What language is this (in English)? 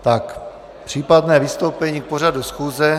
Czech